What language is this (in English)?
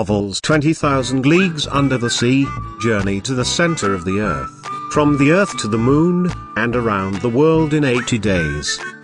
English